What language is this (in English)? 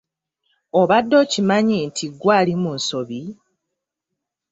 Ganda